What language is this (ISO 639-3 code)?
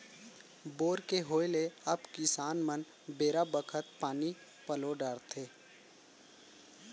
hne